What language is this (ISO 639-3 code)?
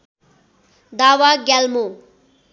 nep